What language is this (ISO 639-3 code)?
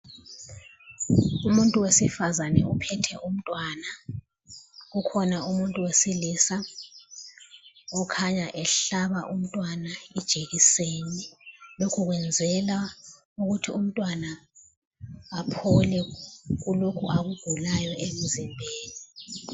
nde